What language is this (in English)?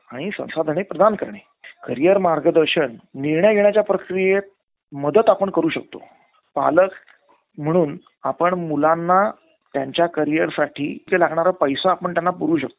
Marathi